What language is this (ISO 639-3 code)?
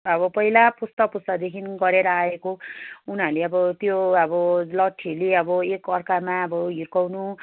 nep